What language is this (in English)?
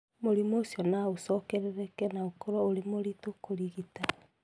Kikuyu